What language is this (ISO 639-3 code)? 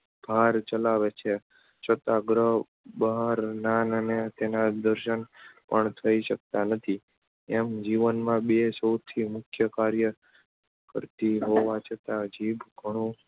guj